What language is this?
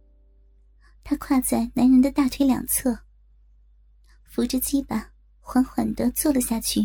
Chinese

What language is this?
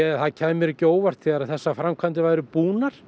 Icelandic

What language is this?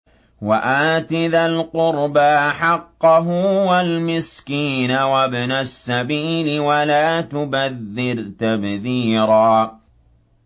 Arabic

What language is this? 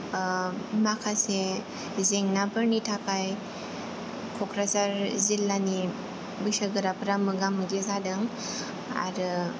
Bodo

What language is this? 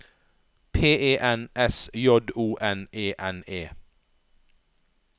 Norwegian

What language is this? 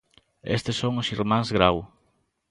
Galician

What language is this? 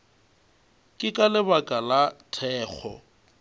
Northern Sotho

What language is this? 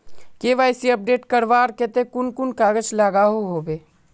Magahi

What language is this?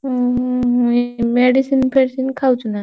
Odia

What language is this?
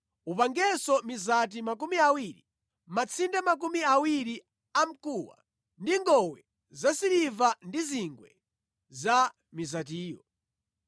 Nyanja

